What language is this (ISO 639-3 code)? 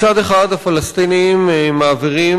heb